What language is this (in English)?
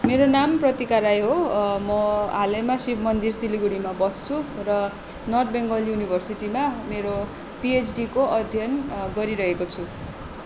Nepali